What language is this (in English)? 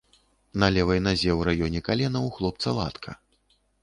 Belarusian